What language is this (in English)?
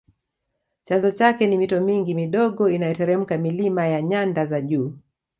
Swahili